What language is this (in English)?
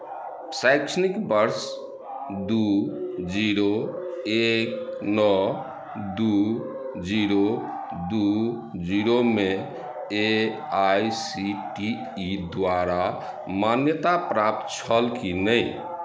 Maithili